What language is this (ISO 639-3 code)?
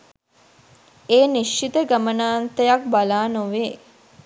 sin